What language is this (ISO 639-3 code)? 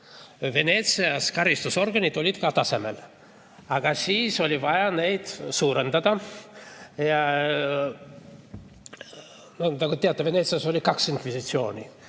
est